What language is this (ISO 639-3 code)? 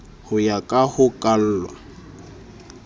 sot